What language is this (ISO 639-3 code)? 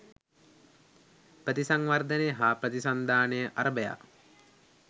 sin